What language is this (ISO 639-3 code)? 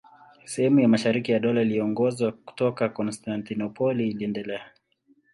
swa